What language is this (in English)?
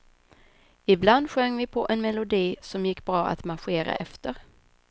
Swedish